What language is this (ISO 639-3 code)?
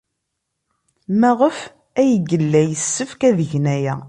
kab